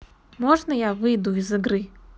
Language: Russian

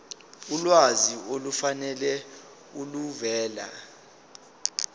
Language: Zulu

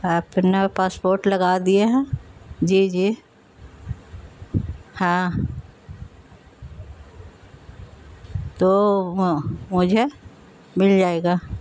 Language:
Urdu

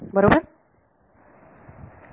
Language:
Marathi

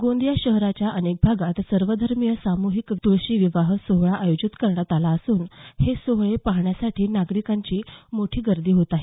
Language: Marathi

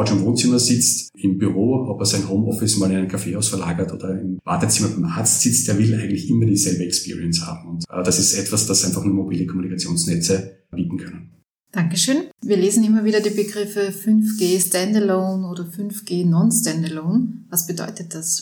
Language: German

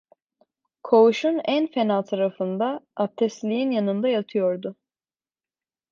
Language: Turkish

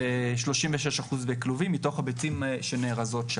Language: Hebrew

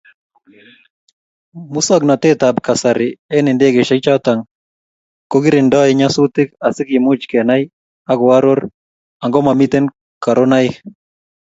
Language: Kalenjin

